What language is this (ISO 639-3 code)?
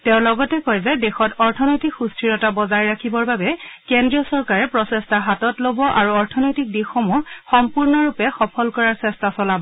asm